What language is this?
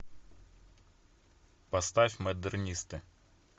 Russian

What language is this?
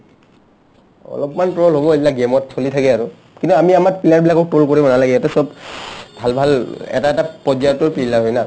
Assamese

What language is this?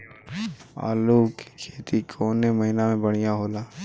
Bhojpuri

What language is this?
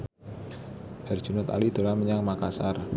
Javanese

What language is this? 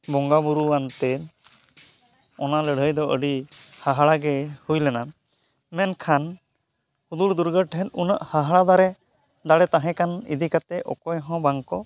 Santali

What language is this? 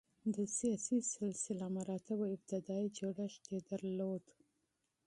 Pashto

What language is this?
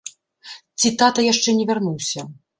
Belarusian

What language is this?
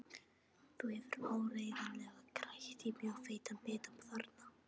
Icelandic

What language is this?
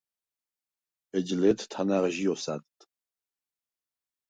Svan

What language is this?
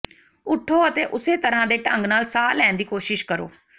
Punjabi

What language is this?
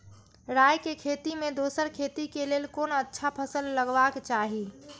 Maithili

